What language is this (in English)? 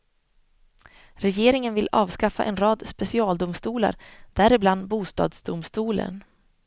Swedish